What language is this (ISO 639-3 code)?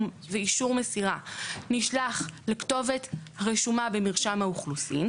heb